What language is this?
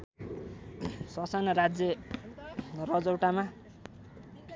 Nepali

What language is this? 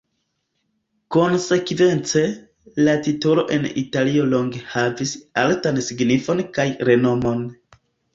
Esperanto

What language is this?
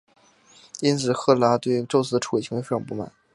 Chinese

